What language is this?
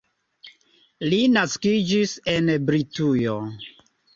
Esperanto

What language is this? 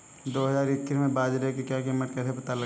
Hindi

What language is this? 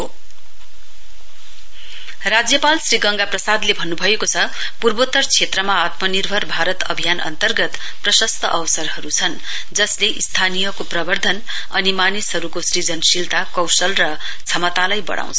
Nepali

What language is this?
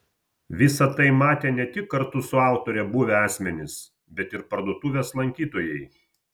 Lithuanian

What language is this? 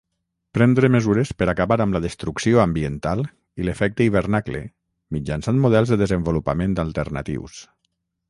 Catalan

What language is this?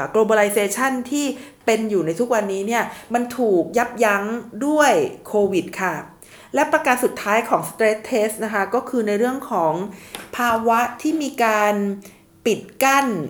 Thai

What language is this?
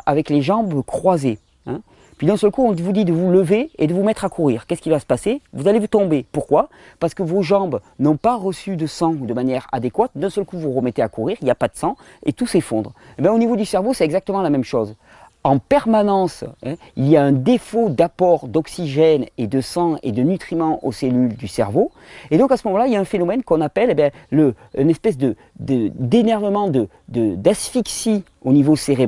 French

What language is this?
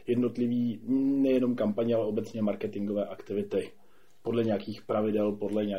Czech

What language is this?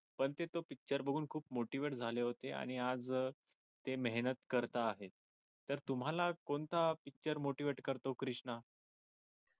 Marathi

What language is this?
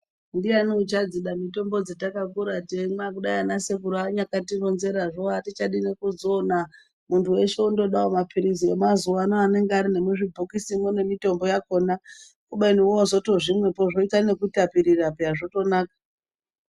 Ndau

